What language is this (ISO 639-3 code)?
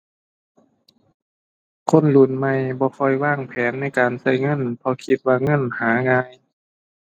tha